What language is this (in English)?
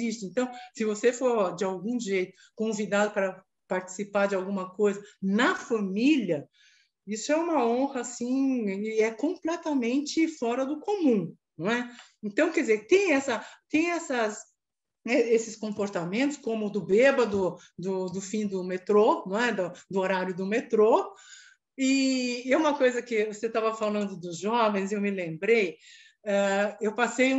Portuguese